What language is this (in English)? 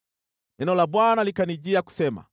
Swahili